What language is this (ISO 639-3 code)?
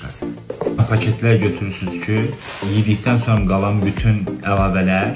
tur